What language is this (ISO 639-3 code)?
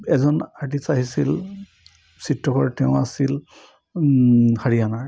asm